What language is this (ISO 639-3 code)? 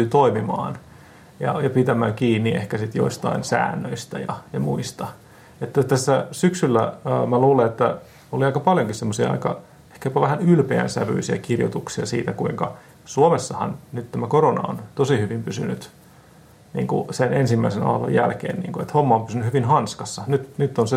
fin